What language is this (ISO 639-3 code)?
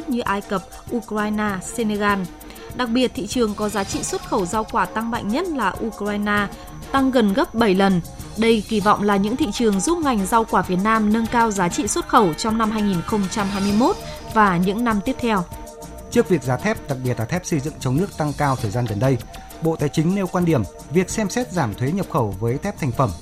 vie